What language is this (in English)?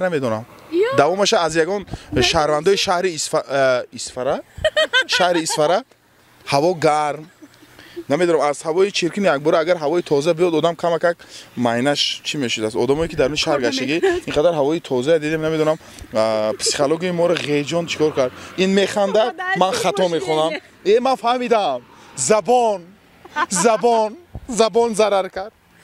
Dutch